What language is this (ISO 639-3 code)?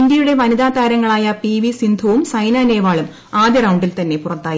mal